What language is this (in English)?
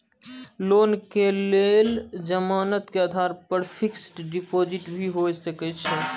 Maithili